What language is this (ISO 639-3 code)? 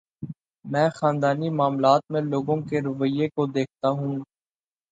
urd